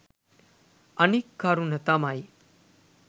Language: Sinhala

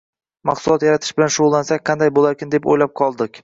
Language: Uzbek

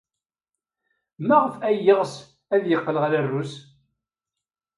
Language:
Kabyle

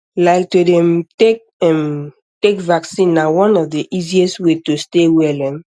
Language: Nigerian Pidgin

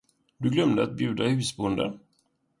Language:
Swedish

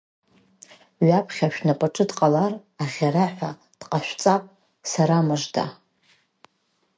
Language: Abkhazian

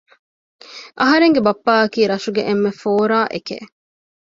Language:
Divehi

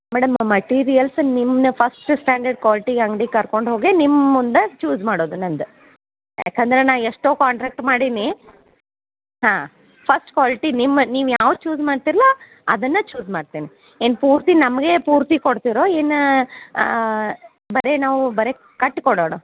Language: Kannada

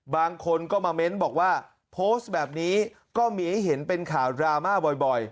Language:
Thai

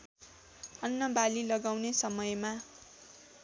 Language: Nepali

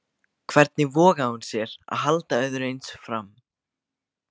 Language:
Icelandic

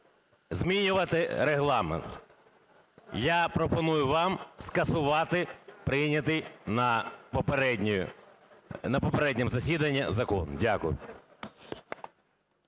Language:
Ukrainian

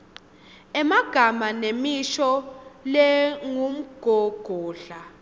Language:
Swati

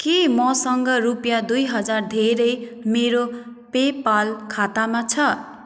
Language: Nepali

